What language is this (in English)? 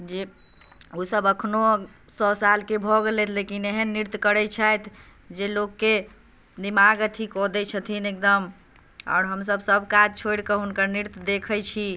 Maithili